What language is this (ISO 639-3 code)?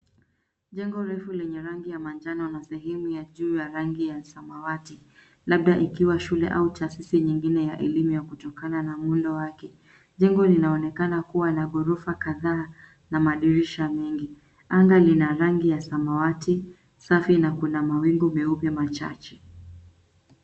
swa